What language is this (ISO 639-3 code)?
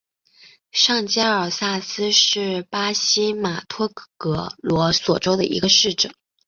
zho